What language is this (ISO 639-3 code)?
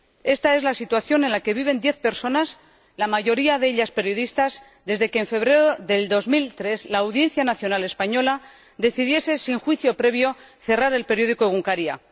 spa